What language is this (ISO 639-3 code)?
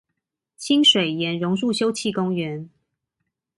zho